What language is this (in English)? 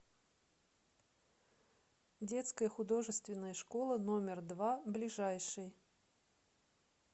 Russian